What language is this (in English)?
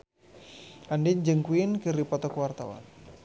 Sundanese